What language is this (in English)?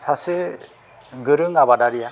Bodo